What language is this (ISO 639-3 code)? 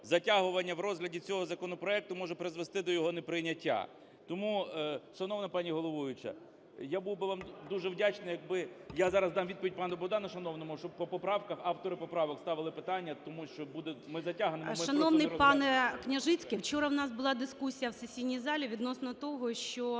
ukr